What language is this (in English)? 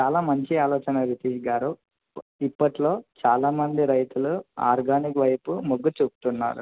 Telugu